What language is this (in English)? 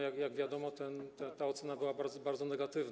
Polish